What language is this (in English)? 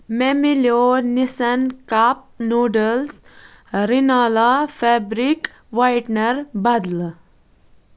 Kashmiri